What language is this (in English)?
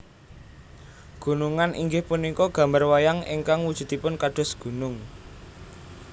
Javanese